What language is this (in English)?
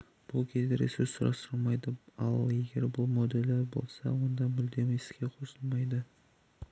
Kazakh